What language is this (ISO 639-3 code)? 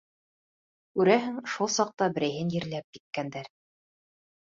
bak